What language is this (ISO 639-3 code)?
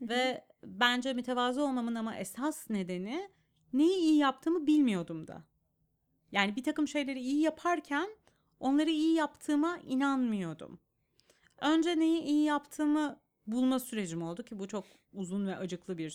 tur